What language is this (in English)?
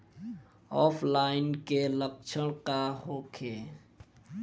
Bhojpuri